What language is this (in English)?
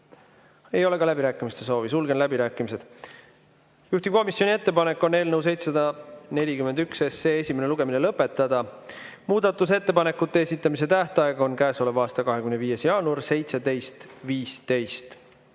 Estonian